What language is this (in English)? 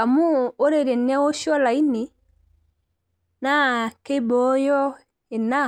Masai